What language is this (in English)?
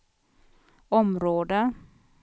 Swedish